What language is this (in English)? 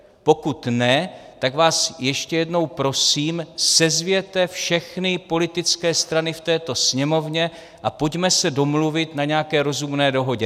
Czech